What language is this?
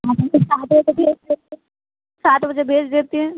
Maithili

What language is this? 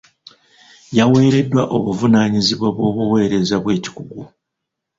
Ganda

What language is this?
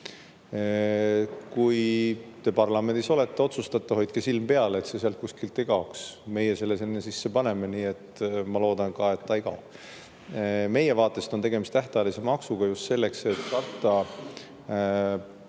Estonian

